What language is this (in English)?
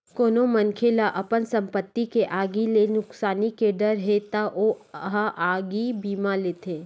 Chhattisgarhi